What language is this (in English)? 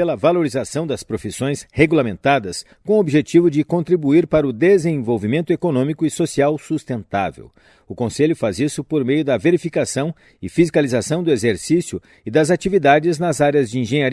Portuguese